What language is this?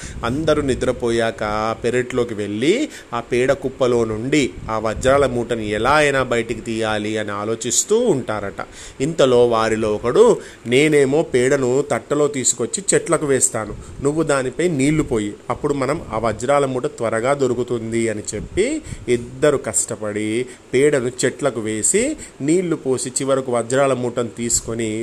Telugu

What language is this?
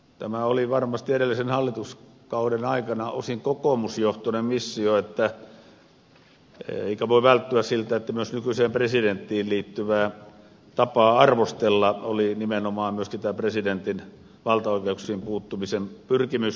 Finnish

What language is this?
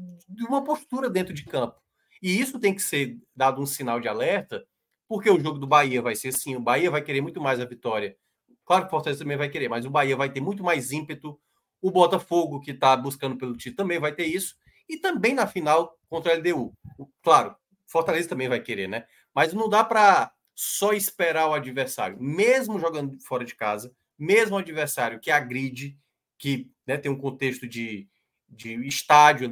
Portuguese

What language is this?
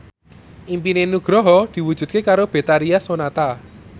Javanese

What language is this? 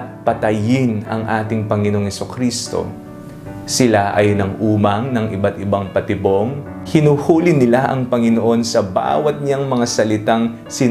Filipino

